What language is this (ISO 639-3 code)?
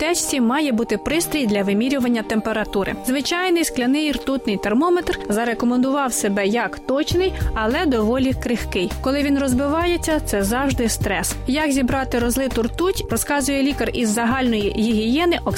ukr